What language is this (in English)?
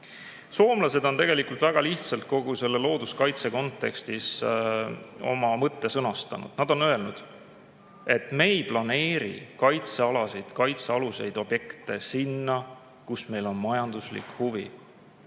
Estonian